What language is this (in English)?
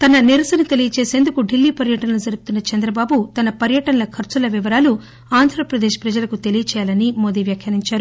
Telugu